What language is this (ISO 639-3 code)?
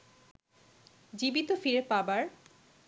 ben